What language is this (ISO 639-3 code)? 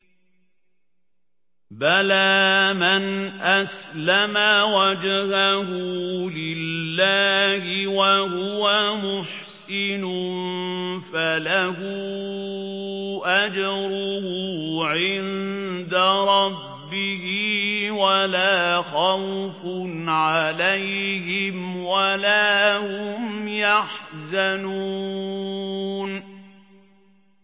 ara